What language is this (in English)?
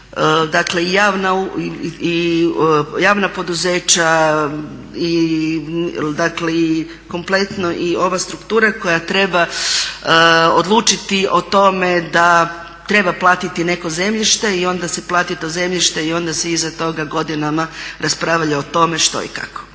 Croatian